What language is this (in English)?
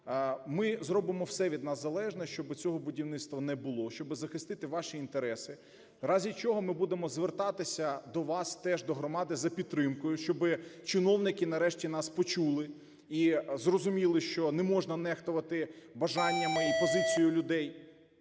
Ukrainian